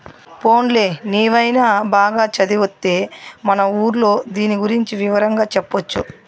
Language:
Telugu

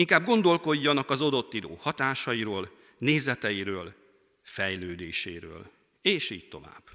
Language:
Hungarian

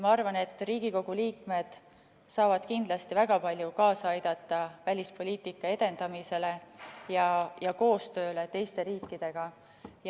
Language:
Estonian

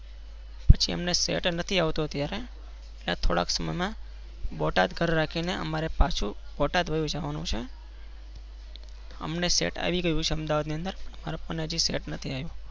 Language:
Gujarati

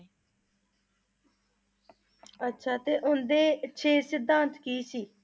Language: Punjabi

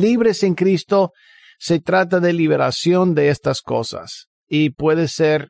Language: Spanish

